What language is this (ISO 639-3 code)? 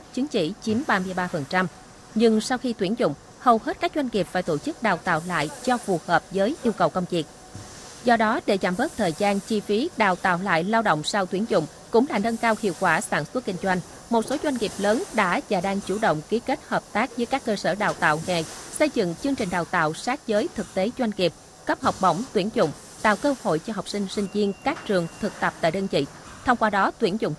vie